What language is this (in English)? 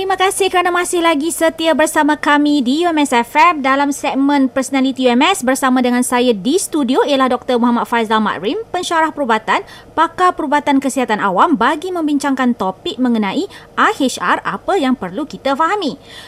Malay